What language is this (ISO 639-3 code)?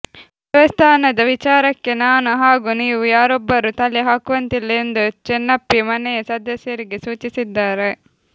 kan